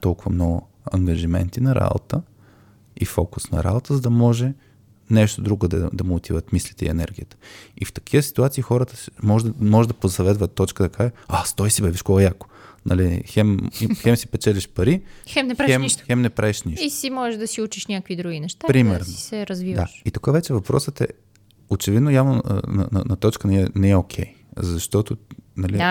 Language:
Bulgarian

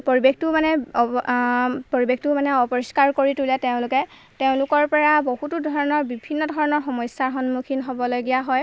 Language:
Assamese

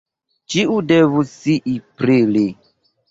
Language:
Esperanto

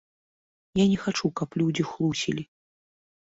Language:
Belarusian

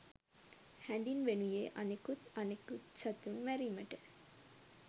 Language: Sinhala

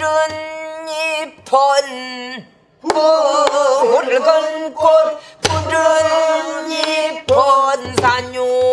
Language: Korean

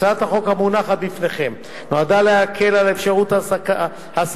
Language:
Hebrew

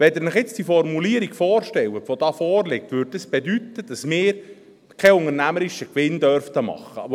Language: Swiss German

